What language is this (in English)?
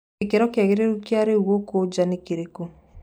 Kikuyu